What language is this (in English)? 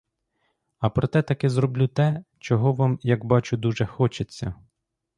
Ukrainian